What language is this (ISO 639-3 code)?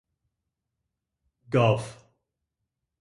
eng